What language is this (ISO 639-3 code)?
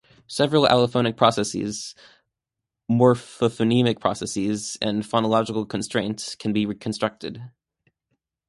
eng